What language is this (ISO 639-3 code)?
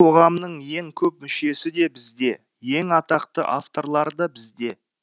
kaz